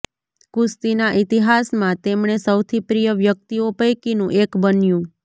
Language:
Gujarati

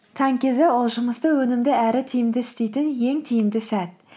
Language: Kazakh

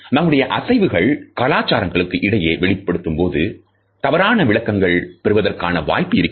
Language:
Tamil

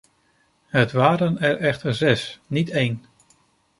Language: Dutch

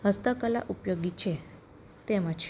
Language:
Gujarati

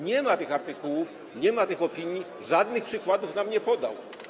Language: Polish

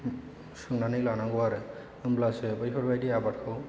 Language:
Bodo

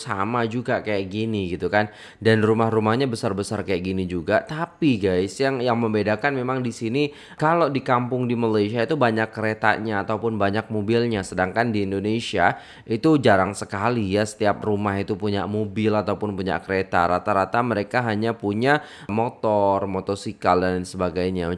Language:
Indonesian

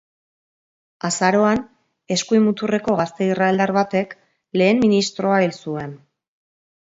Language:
Basque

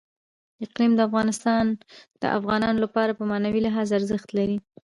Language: Pashto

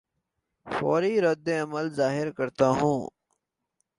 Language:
Urdu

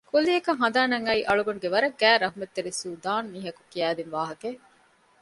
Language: Divehi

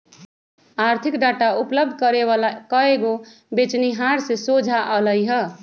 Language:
Magahi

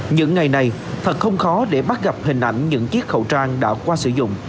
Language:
Vietnamese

